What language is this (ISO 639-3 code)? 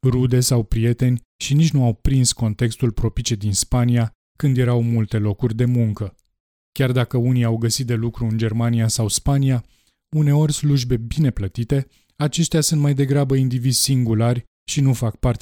ron